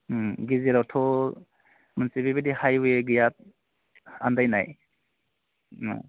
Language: Bodo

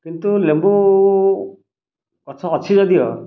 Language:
Odia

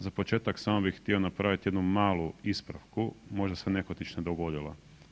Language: Croatian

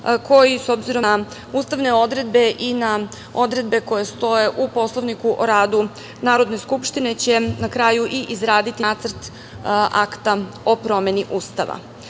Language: Serbian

